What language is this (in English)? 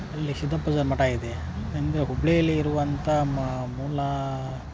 Kannada